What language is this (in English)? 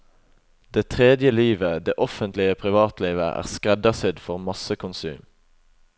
Norwegian